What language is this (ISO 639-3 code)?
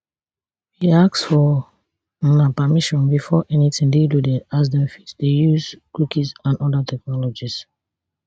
pcm